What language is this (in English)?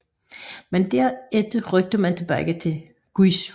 Danish